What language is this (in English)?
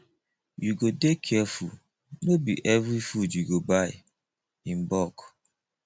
Nigerian Pidgin